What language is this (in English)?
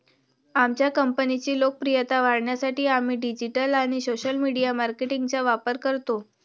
Marathi